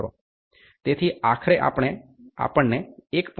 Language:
Gujarati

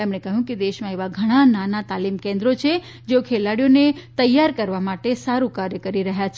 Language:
Gujarati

